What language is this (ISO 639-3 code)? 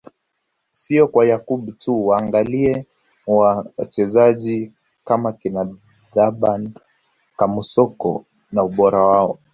swa